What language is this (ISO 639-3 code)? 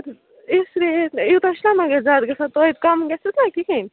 kas